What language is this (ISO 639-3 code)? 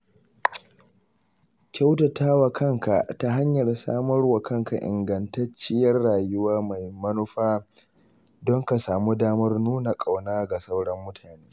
hau